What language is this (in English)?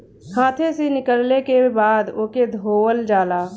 Bhojpuri